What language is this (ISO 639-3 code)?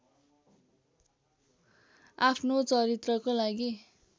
nep